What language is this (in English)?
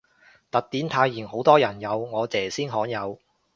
Cantonese